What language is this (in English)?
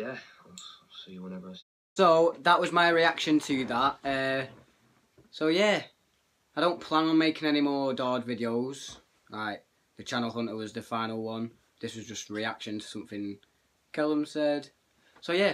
English